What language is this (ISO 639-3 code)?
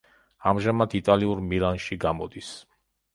kat